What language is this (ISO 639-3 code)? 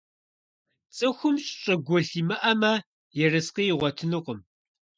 kbd